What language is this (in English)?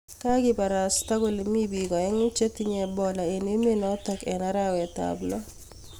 Kalenjin